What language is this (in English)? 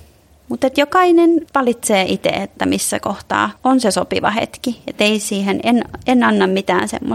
Finnish